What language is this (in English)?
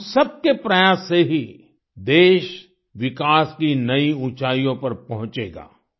Hindi